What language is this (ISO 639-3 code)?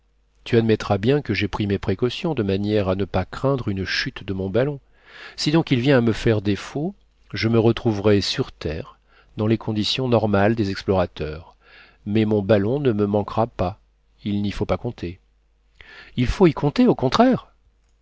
fra